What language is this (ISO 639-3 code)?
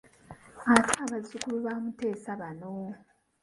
lug